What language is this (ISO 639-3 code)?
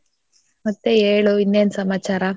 kan